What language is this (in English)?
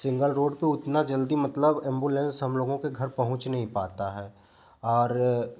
Hindi